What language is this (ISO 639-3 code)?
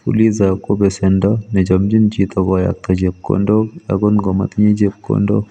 kln